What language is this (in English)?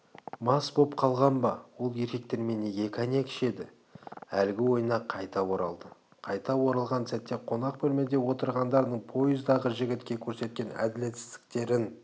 Kazakh